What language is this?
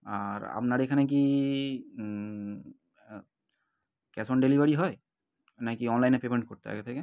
Bangla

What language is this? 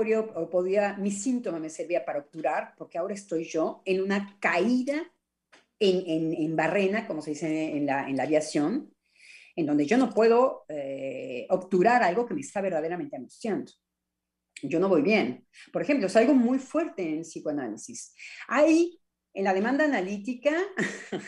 Spanish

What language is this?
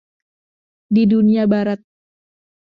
Indonesian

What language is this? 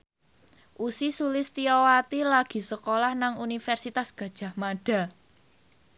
Javanese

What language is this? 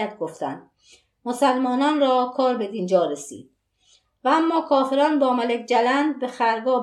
Persian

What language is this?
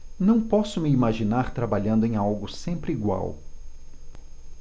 Portuguese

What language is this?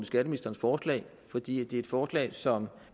Danish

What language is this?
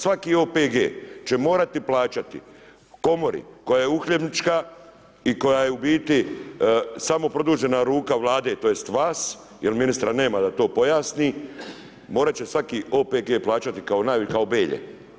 Croatian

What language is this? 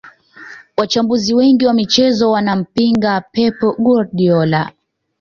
Swahili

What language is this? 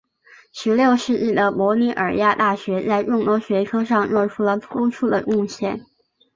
Chinese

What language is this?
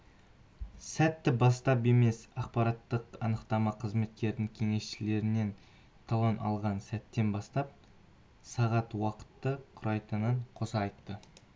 Kazakh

